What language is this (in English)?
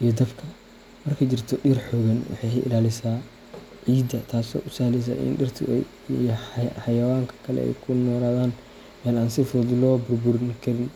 Somali